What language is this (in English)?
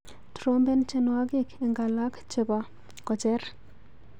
Kalenjin